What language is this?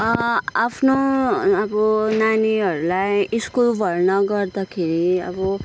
Nepali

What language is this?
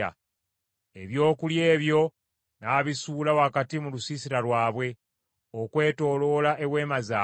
Ganda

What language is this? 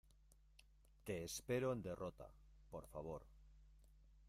Spanish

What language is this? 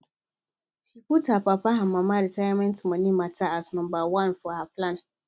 Nigerian Pidgin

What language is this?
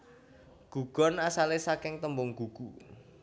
Javanese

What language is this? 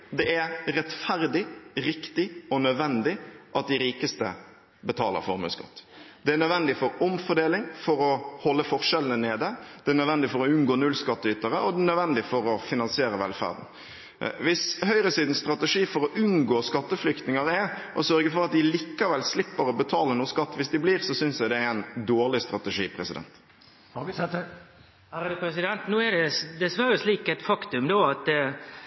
Norwegian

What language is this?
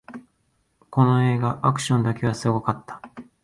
Japanese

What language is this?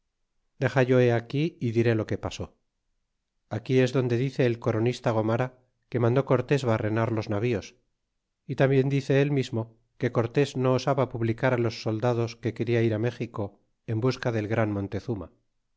Spanish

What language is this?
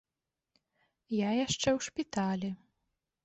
Belarusian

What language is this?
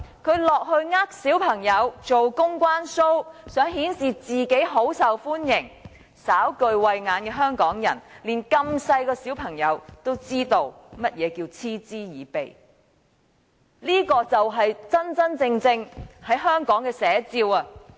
Cantonese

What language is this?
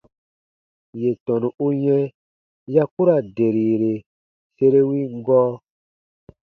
Baatonum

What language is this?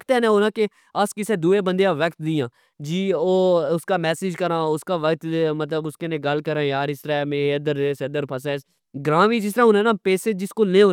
Pahari-Potwari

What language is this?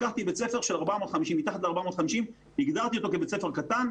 Hebrew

